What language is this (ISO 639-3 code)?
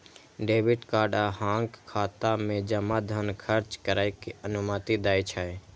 mai